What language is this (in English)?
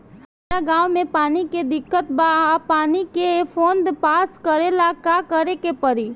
Bhojpuri